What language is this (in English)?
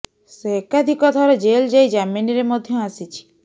Odia